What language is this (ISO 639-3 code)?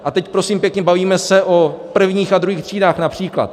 ces